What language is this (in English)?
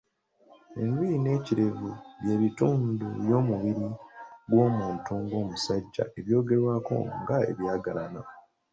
Ganda